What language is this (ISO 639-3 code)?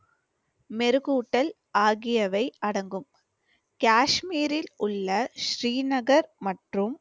tam